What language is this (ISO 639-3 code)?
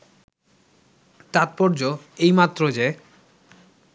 ben